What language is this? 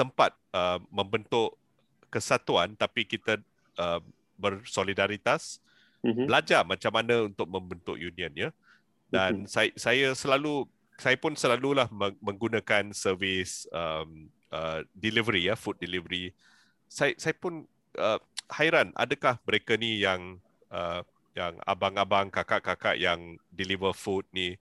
Malay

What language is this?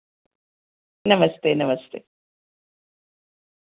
Dogri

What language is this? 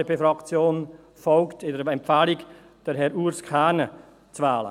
Swiss German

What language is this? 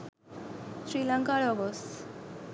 Sinhala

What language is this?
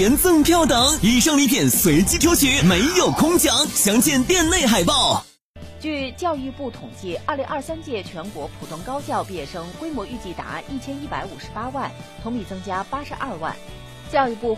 Chinese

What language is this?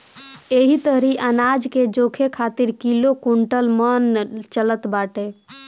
Bhojpuri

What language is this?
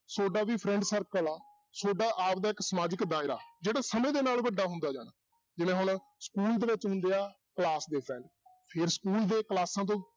Punjabi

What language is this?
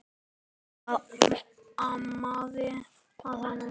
Icelandic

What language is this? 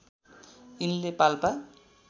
Nepali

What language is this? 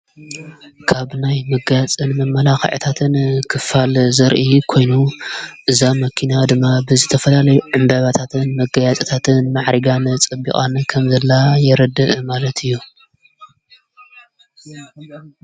Tigrinya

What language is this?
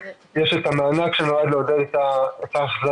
Hebrew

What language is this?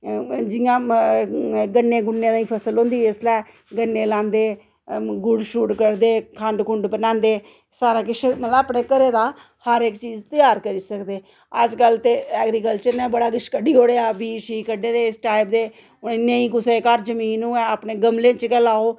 Dogri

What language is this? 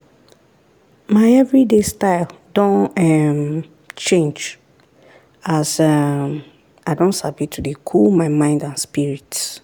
Nigerian Pidgin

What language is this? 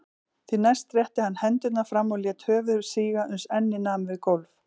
Icelandic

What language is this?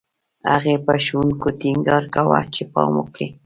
Pashto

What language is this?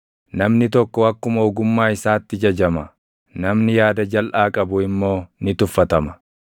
Oromo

